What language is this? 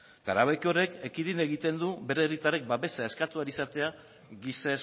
Basque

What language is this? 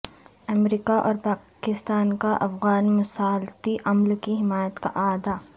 Urdu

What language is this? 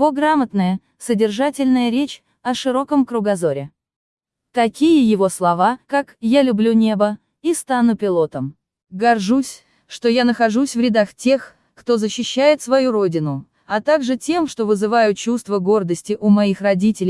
Russian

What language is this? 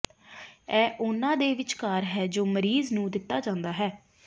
Punjabi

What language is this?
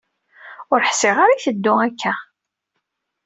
Kabyle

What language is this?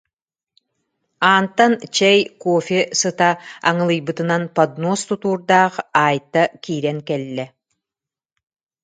Yakut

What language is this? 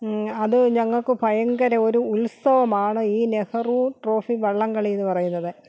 Malayalam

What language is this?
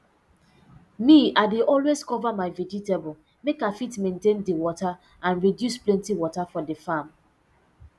Nigerian Pidgin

